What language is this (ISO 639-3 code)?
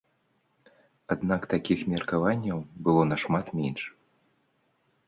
bel